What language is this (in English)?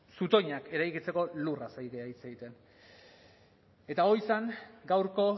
Basque